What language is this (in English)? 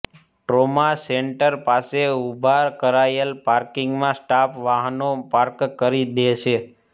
Gujarati